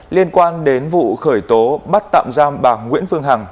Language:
Vietnamese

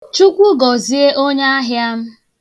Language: Igbo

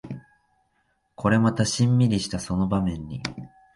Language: Japanese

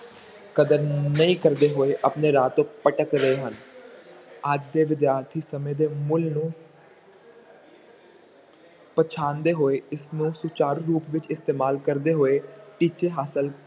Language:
Punjabi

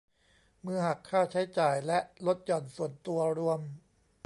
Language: Thai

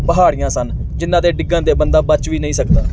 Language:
Punjabi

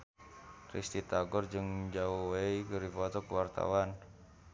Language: Sundanese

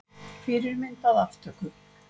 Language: Icelandic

